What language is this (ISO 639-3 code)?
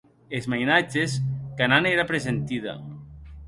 oci